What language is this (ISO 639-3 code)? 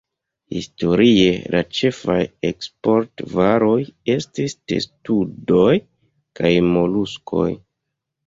epo